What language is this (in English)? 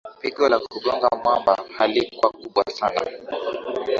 Swahili